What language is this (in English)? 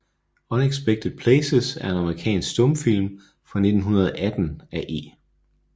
Danish